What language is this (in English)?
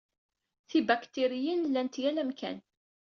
Kabyle